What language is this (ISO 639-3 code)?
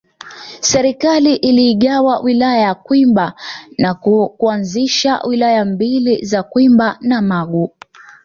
swa